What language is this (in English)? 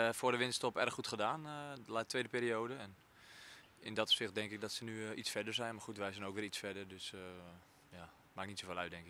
Dutch